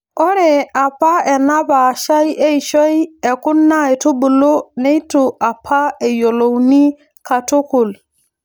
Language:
Masai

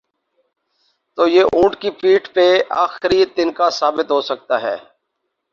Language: Urdu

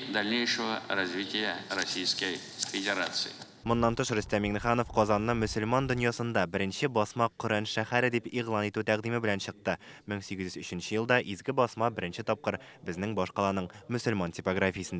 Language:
Russian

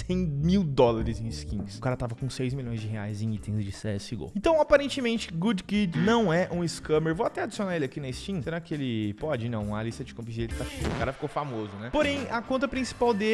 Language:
Portuguese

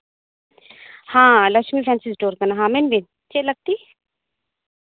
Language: Santali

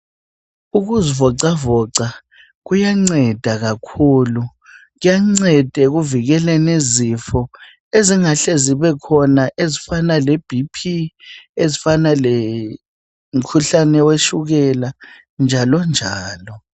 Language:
North Ndebele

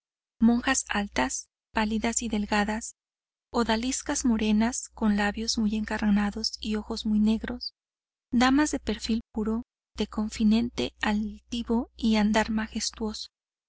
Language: Spanish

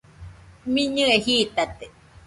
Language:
Nüpode Huitoto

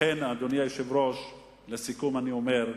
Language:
Hebrew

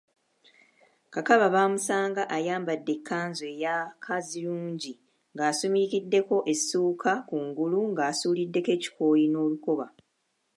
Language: Ganda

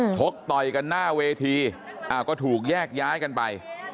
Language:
Thai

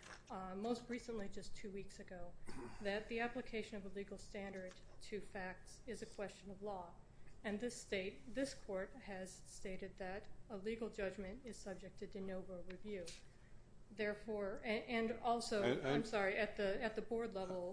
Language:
English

